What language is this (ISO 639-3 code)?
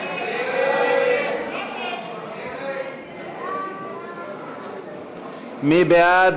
heb